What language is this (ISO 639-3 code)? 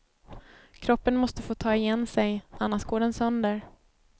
swe